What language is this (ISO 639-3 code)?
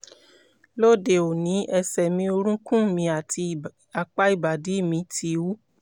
yor